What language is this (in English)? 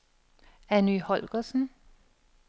Danish